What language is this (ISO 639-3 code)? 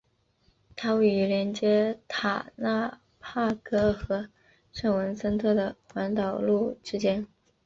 zho